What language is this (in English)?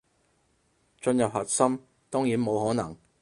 Cantonese